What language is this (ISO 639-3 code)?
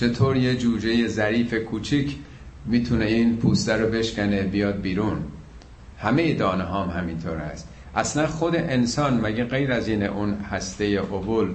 fas